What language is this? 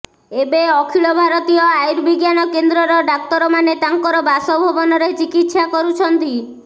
Odia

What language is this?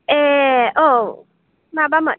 Bodo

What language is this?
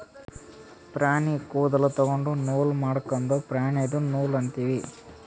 Kannada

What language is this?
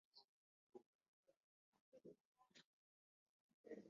Ganda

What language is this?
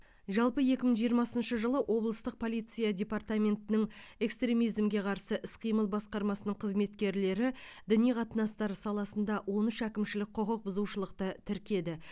Kazakh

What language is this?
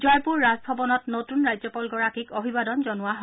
Assamese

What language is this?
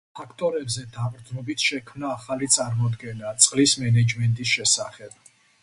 Georgian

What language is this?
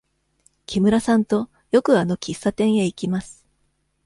Japanese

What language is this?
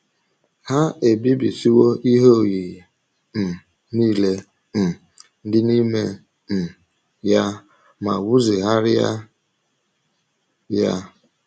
Igbo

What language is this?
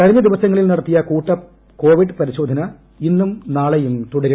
Malayalam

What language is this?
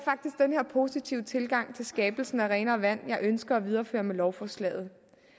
Danish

